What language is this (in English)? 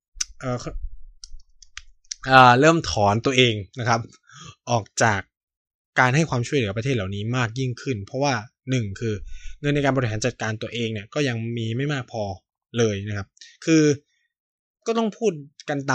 Thai